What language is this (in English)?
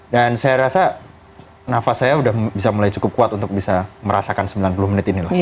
Indonesian